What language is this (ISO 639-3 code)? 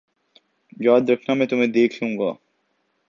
urd